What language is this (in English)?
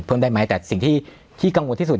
Thai